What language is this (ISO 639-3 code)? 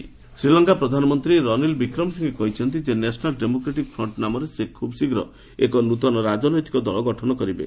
ori